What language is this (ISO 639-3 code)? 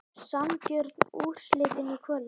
isl